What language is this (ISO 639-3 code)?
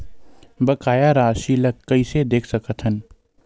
hne